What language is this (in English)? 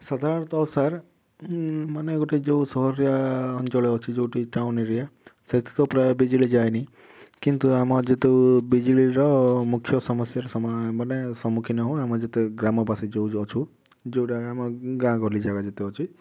Odia